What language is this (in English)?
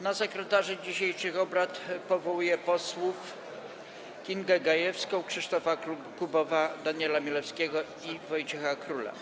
Polish